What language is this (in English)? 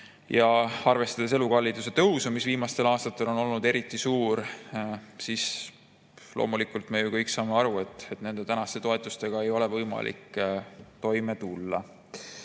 Estonian